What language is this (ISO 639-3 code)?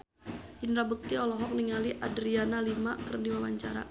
sun